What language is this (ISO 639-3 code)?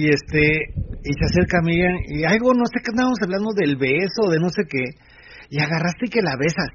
spa